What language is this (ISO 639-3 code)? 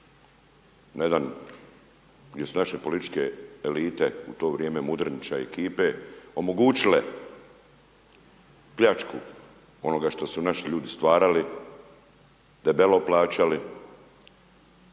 hrv